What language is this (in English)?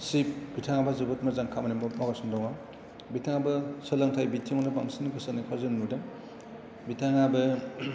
Bodo